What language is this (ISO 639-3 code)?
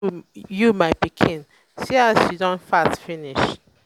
pcm